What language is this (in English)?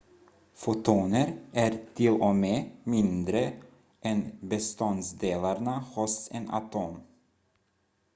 Swedish